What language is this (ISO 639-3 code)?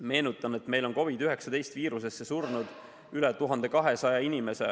est